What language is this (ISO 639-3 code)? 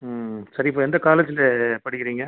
tam